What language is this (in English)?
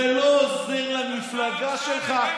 Hebrew